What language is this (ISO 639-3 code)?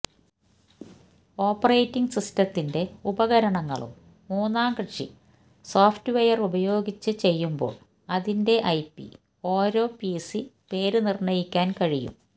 mal